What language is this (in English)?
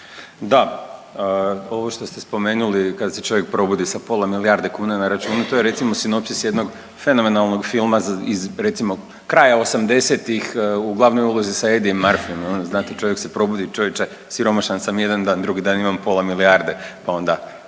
Croatian